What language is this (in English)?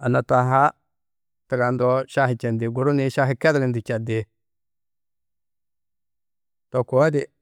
Tedaga